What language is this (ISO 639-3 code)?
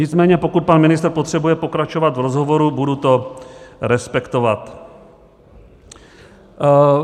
ces